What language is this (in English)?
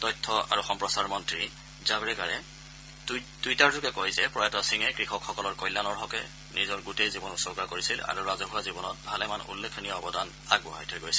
Assamese